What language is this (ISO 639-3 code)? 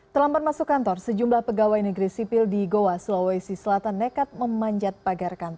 ind